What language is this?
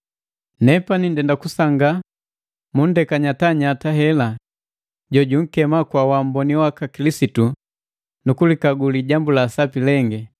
Matengo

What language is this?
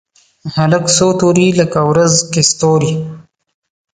Pashto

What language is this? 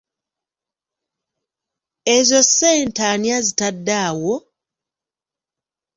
Ganda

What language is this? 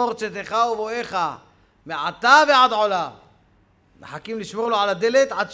Hebrew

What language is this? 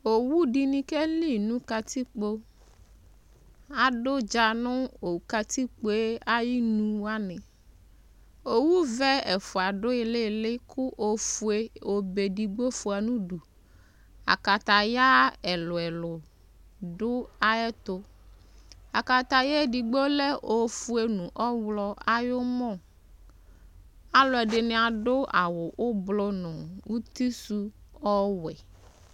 Ikposo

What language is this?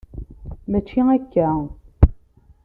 Kabyle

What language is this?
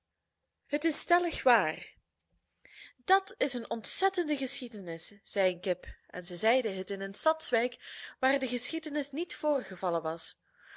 Dutch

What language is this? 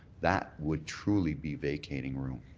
English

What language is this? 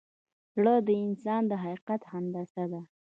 Pashto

